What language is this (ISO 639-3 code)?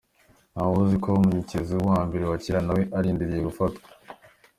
kin